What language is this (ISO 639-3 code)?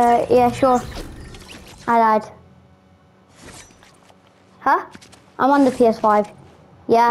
eng